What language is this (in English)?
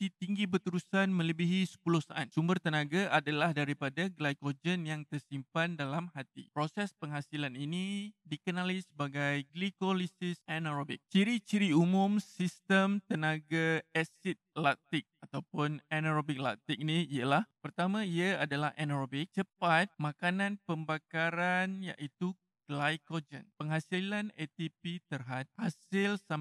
Malay